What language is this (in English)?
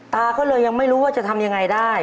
Thai